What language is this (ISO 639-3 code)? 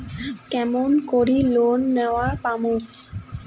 ben